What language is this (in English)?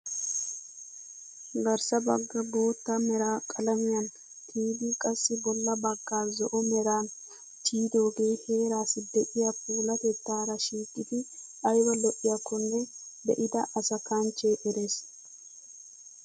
Wolaytta